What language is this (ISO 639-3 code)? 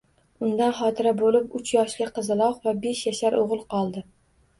uzb